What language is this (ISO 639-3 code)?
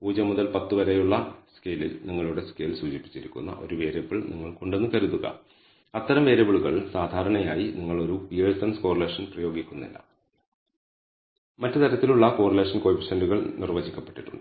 mal